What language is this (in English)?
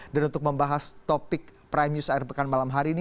Indonesian